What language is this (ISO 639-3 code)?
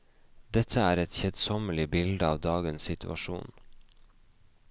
nor